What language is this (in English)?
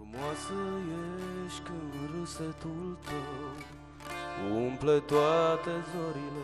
Romanian